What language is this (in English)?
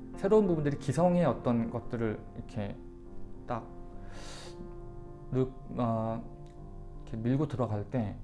Korean